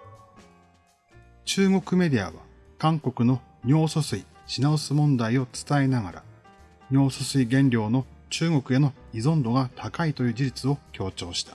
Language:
Japanese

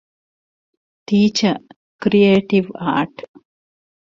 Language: Divehi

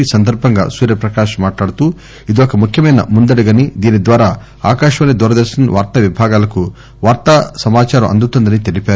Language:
Telugu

